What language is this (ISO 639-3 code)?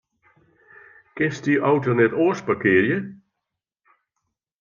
fry